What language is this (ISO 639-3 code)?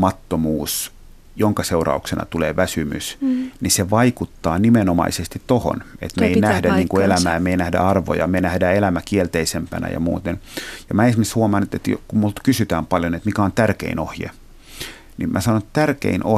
fin